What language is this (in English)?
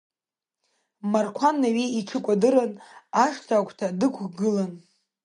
Abkhazian